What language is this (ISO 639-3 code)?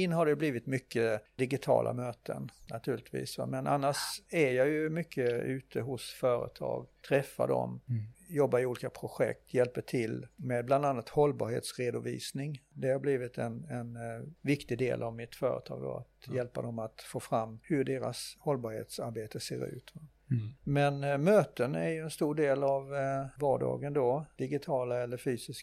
swe